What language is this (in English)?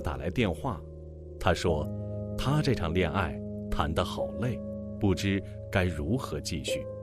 Chinese